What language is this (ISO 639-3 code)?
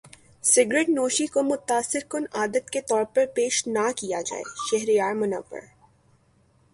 urd